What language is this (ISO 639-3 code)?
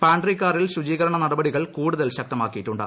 mal